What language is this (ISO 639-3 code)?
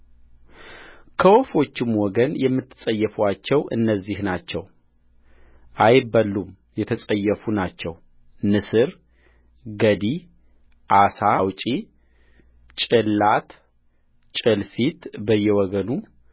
amh